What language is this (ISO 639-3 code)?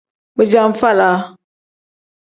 kdh